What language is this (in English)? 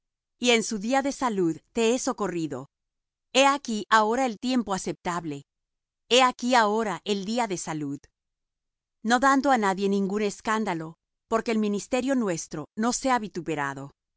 Spanish